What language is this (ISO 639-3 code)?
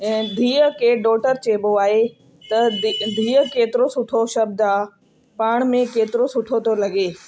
snd